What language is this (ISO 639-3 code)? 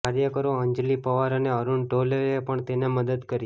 guj